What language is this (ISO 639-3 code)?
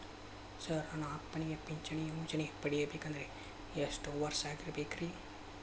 kan